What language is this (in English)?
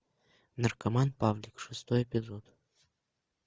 Russian